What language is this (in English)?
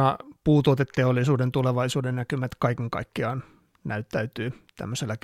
Finnish